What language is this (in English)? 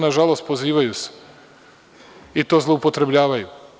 Serbian